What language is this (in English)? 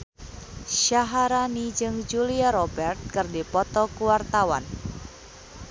Sundanese